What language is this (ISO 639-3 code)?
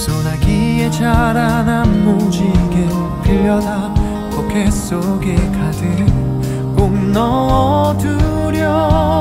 kor